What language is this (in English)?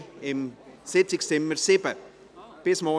Swiss German